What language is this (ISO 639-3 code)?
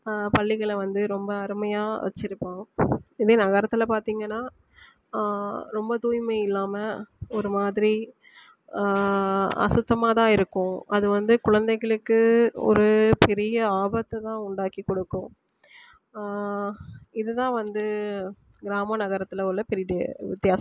tam